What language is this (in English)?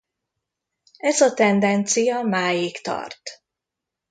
Hungarian